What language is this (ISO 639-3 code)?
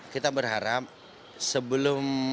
ind